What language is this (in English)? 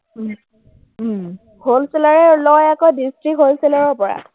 Assamese